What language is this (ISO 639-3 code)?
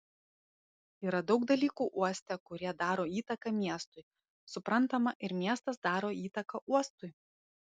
lit